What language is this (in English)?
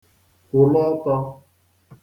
Igbo